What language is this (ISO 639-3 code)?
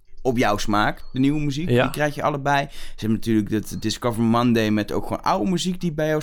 nld